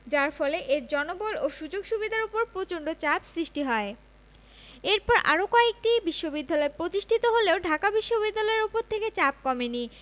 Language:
Bangla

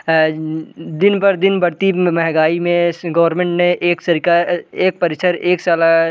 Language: Hindi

